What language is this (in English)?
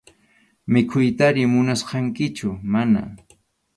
Arequipa-La Unión Quechua